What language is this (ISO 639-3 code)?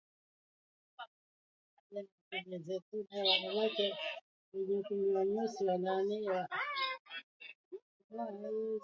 swa